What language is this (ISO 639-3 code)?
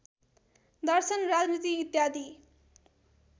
nep